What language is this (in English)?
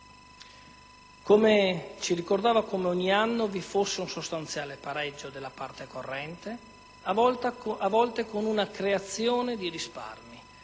Italian